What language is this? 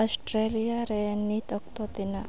Santali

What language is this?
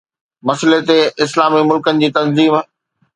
Sindhi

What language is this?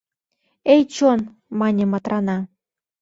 Mari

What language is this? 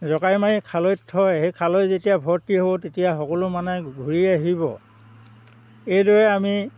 Assamese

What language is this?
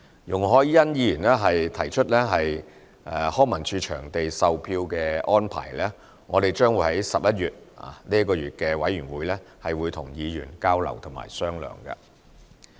Cantonese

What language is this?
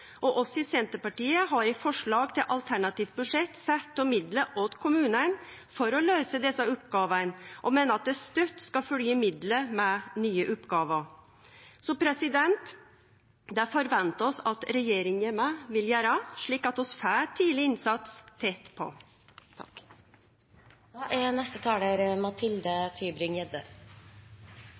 Norwegian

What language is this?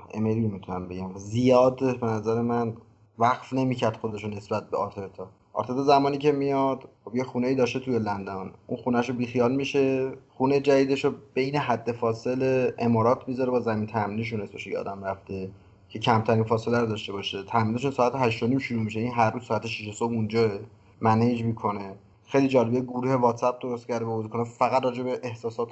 Persian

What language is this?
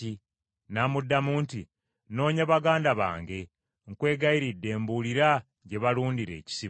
Ganda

